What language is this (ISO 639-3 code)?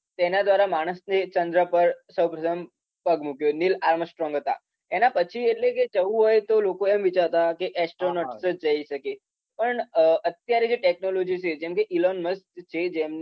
guj